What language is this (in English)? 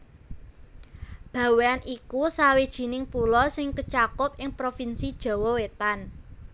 Javanese